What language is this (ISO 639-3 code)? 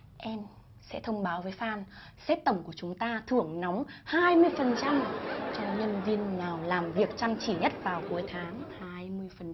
vie